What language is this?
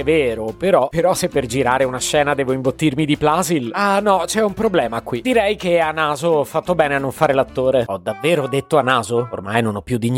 Italian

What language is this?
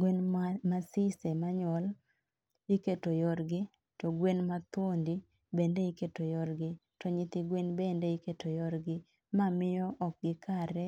Luo (Kenya and Tanzania)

